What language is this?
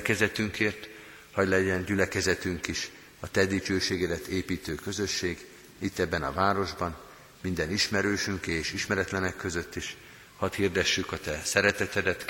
Hungarian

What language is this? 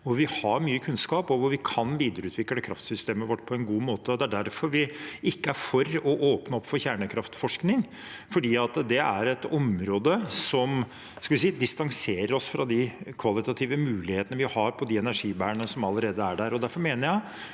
Norwegian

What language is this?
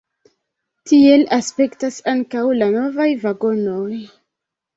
Esperanto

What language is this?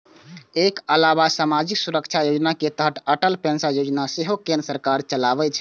Maithili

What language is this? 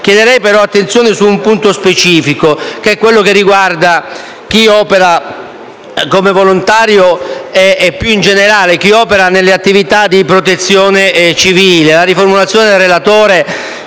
Italian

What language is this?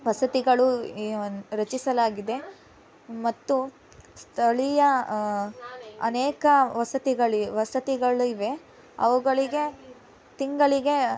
Kannada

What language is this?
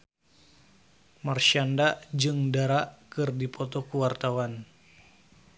Sundanese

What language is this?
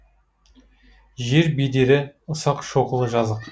Kazakh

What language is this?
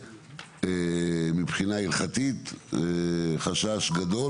Hebrew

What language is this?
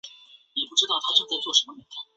Chinese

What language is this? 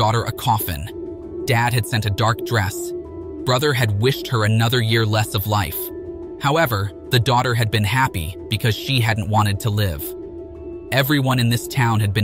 English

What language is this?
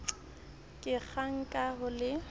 Southern Sotho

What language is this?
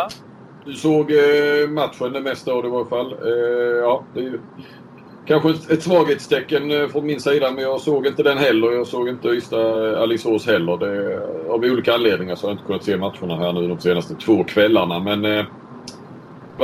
Swedish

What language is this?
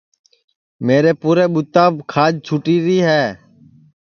Sansi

